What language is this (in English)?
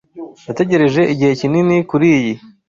Kinyarwanda